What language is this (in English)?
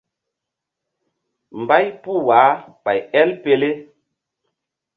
Mbum